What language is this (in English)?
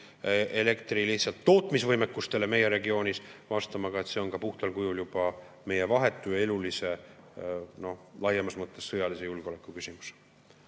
Estonian